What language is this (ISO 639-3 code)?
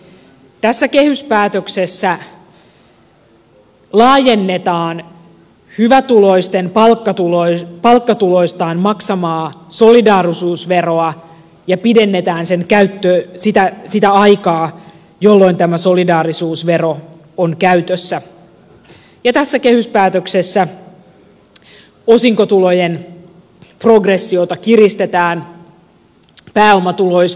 fin